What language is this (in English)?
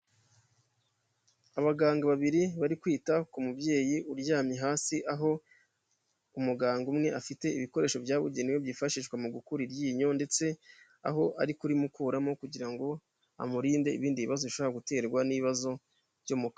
Kinyarwanda